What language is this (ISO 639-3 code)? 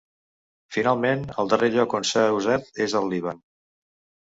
cat